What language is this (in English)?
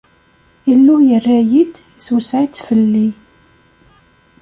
Kabyle